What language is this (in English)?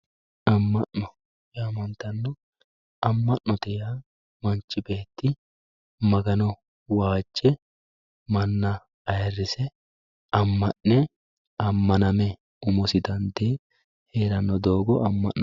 Sidamo